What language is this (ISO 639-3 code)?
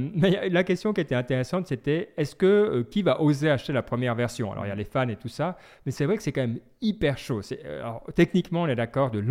fra